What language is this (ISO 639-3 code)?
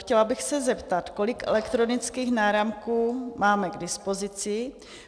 ces